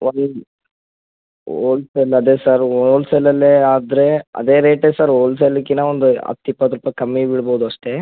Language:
Kannada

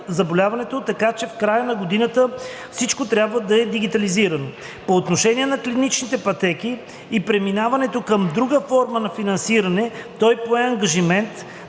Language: Bulgarian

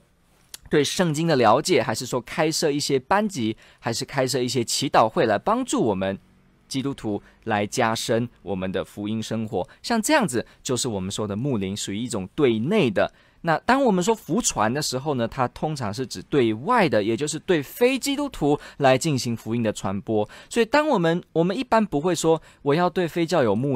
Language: Chinese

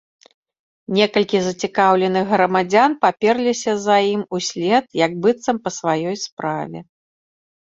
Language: Belarusian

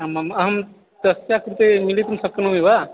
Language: Sanskrit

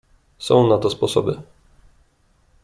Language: Polish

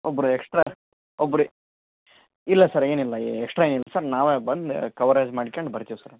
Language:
Kannada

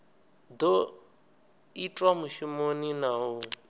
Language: Venda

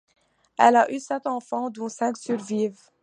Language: French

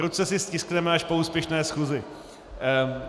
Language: Czech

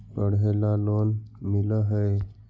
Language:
Magahi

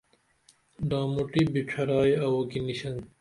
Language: Dameli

